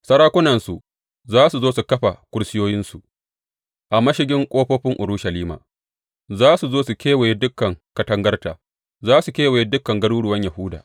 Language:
Hausa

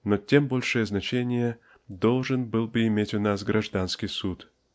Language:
Russian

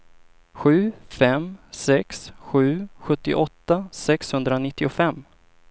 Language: Swedish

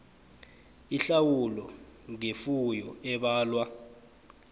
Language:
South Ndebele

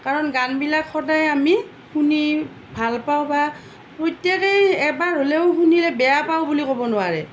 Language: Assamese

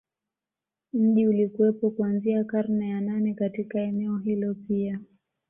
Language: Swahili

